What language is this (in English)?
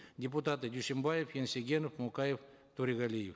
Kazakh